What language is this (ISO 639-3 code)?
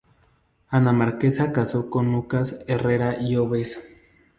spa